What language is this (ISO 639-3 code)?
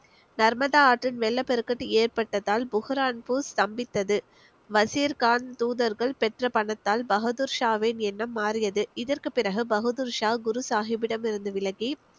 tam